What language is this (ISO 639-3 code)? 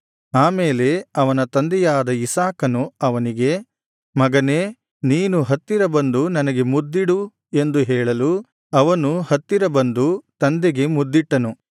kan